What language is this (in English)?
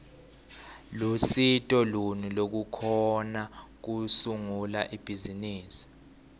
Swati